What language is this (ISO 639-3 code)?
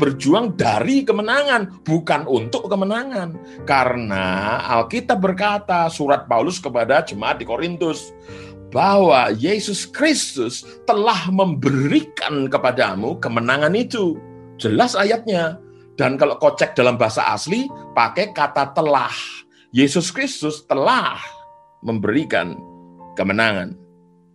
ind